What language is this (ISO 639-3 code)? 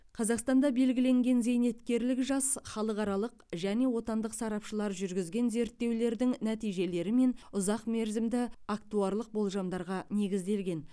kaz